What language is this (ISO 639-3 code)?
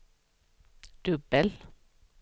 swe